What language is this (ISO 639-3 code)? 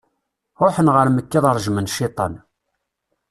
kab